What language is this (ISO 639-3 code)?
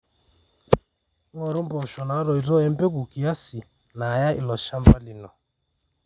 mas